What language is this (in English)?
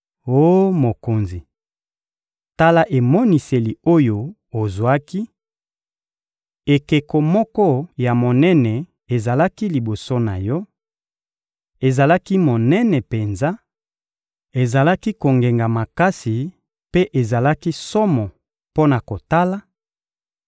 Lingala